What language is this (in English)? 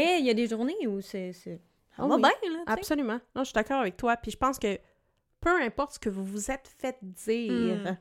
French